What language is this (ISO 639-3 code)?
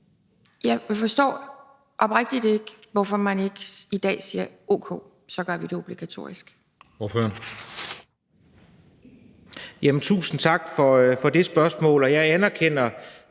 dan